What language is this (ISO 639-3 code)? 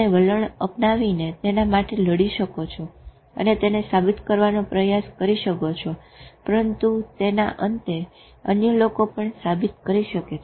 guj